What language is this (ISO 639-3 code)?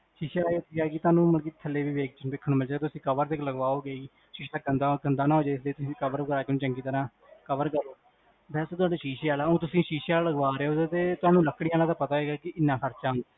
pan